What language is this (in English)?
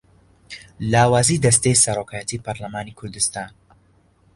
Central Kurdish